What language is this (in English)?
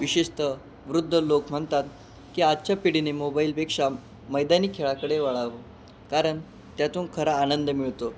Marathi